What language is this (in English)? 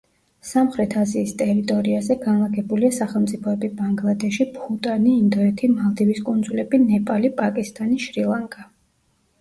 Georgian